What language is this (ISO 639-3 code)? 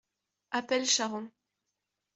fra